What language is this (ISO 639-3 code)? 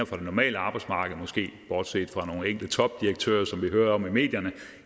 dan